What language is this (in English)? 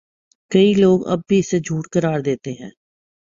Urdu